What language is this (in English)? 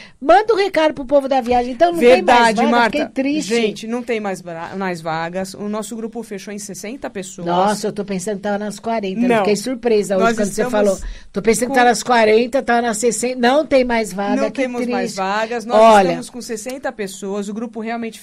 Portuguese